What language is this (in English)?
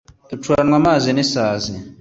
Kinyarwanda